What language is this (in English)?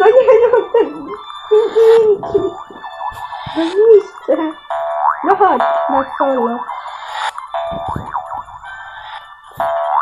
Polish